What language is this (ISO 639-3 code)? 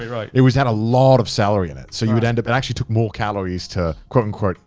eng